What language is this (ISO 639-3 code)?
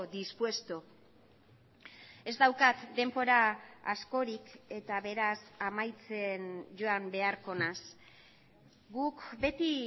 eus